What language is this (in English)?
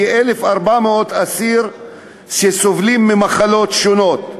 Hebrew